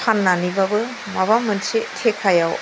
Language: Bodo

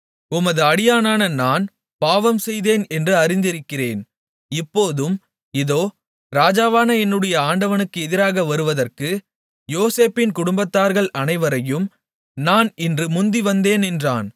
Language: Tamil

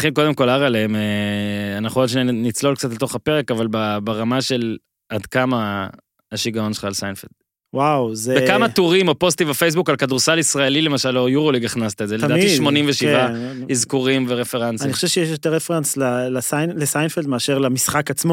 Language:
Hebrew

